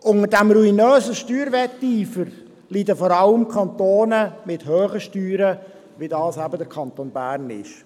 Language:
Swiss German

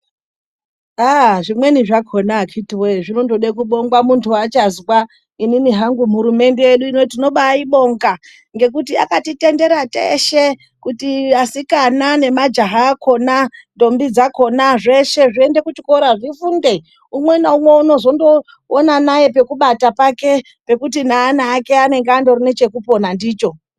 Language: Ndau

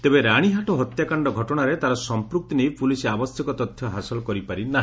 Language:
Odia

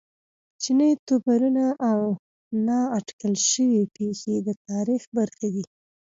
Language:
Pashto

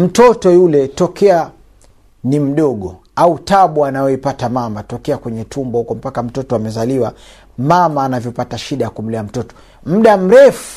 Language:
Swahili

